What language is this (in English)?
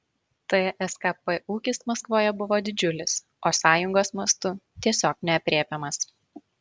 Lithuanian